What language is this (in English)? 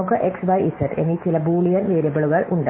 Malayalam